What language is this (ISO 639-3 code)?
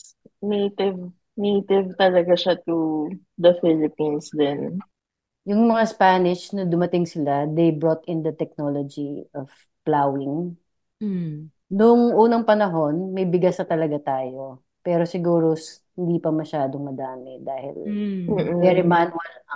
fil